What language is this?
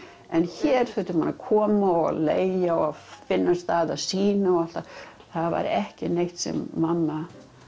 Icelandic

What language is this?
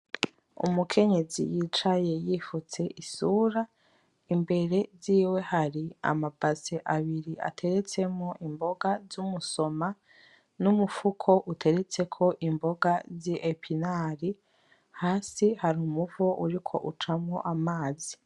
Rundi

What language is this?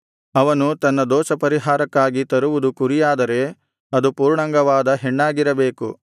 Kannada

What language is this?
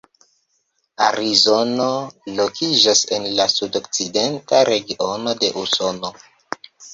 Esperanto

